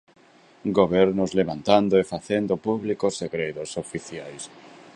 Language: Galician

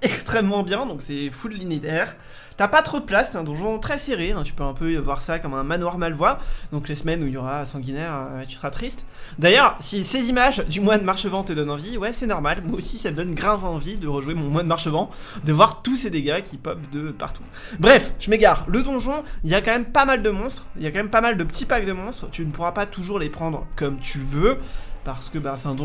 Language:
French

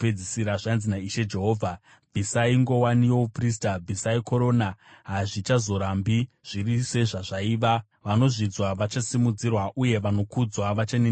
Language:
Shona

